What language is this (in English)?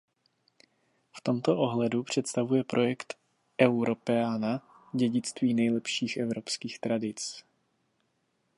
Czech